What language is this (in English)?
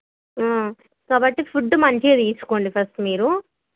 Telugu